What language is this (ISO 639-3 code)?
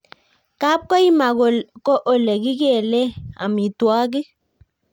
kln